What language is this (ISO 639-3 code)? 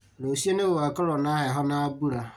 kik